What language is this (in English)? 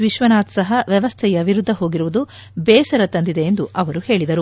Kannada